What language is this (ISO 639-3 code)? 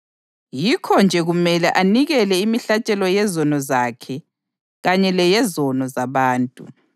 nde